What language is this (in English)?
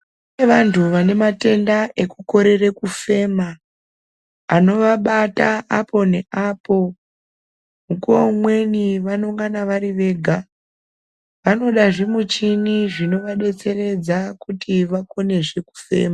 Ndau